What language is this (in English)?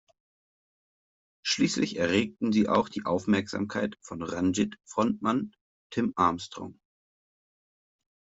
German